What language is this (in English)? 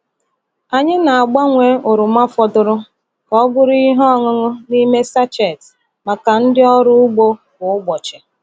Igbo